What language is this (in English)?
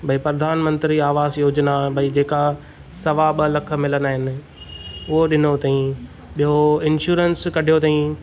Sindhi